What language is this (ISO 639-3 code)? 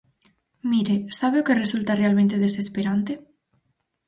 glg